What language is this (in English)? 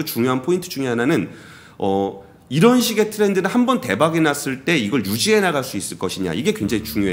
Korean